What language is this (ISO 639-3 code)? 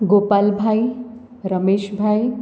guj